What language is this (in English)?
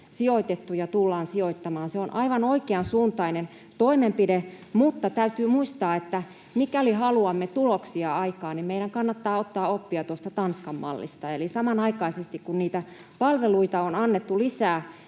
Finnish